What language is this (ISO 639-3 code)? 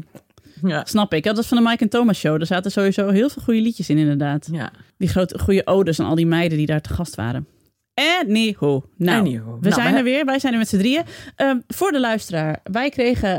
nld